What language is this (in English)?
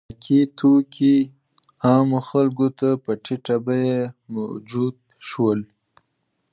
Pashto